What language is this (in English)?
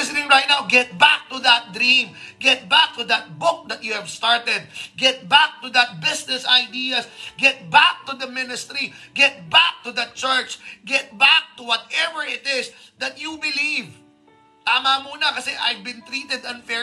Filipino